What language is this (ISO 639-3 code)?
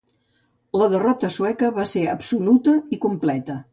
cat